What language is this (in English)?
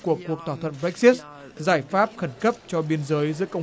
Vietnamese